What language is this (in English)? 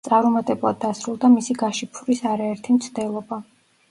Georgian